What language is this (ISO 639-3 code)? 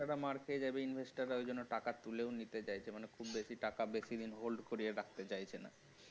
ben